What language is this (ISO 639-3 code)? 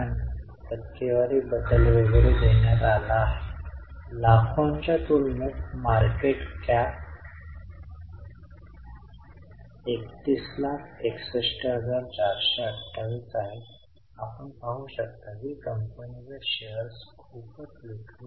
mar